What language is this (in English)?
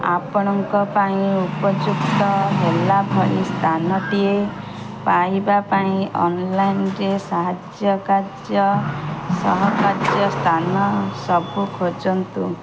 Odia